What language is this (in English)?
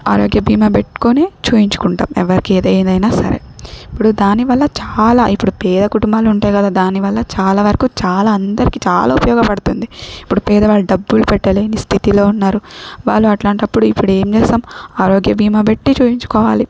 Telugu